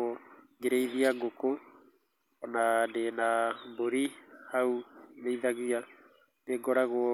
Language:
Kikuyu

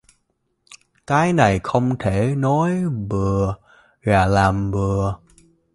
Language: Vietnamese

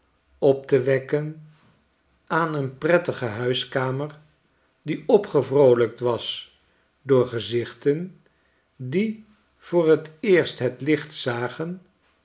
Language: Dutch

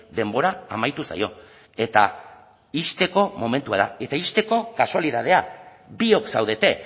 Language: Basque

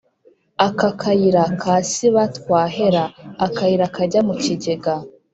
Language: Kinyarwanda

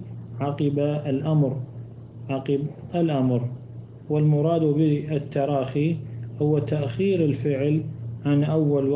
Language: Arabic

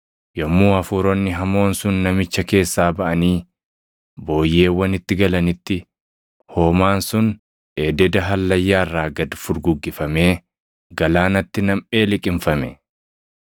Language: Oromo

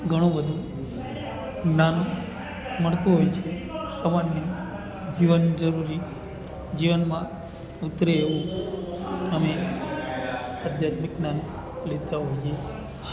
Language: Gujarati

